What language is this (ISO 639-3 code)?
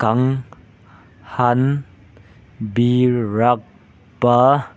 mni